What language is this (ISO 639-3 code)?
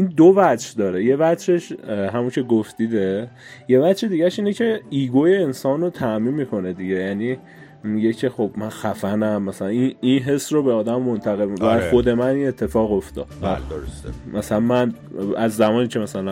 fas